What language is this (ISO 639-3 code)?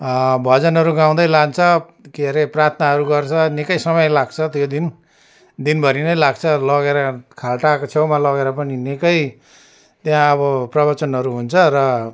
nep